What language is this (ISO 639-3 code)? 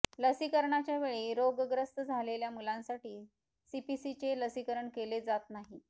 mar